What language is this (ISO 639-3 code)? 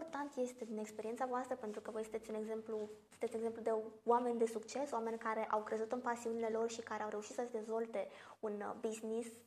ron